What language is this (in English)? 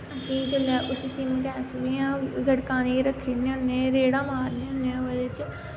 Dogri